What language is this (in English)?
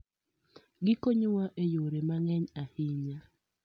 Luo (Kenya and Tanzania)